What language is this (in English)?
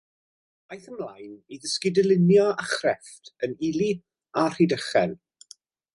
Welsh